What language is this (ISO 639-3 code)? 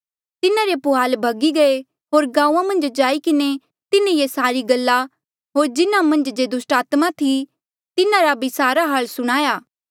mjl